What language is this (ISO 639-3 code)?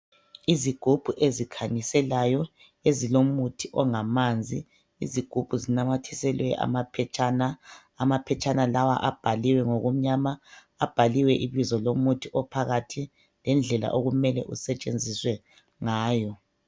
nde